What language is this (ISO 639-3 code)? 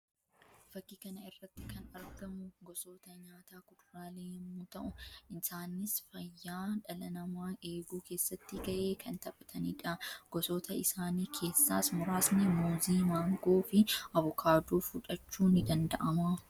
orm